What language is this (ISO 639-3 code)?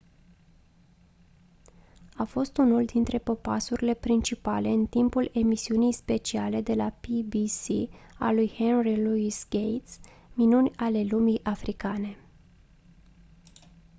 ron